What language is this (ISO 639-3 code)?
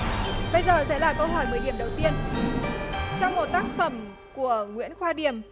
vie